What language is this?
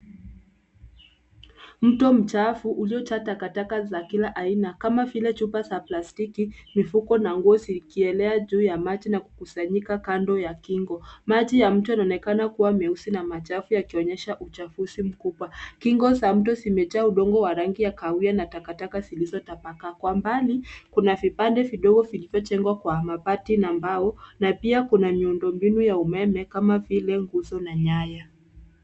Swahili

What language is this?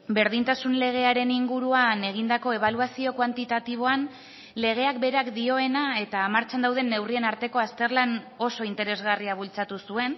Basque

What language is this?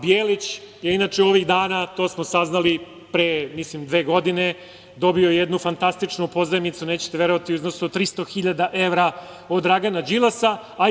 Serbian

